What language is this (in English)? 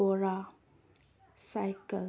Manipuri